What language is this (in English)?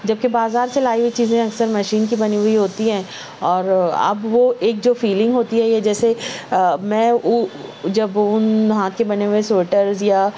Urdu